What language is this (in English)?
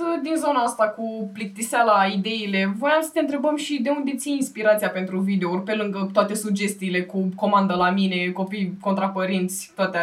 Romanian